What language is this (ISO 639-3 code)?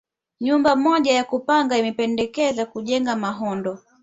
swa